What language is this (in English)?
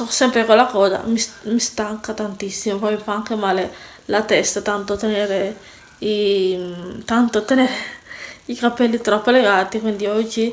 Italian